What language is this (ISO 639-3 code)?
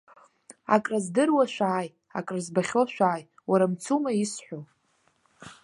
abk